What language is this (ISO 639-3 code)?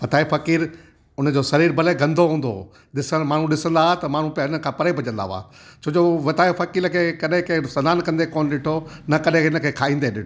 snd